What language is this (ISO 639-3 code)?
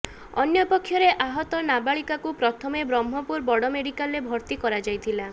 ori